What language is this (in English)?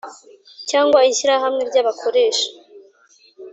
Kinyarwanda